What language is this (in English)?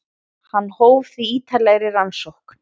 Icelandic